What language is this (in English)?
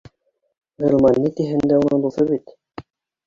Bashkir